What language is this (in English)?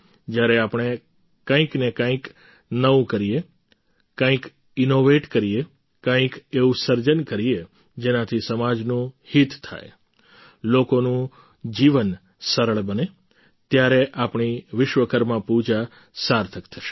Gujarati